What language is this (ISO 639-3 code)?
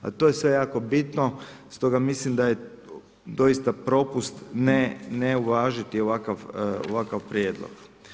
hrv